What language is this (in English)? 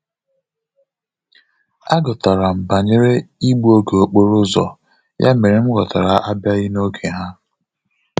Igbo